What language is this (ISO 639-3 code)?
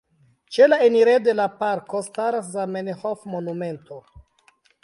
epo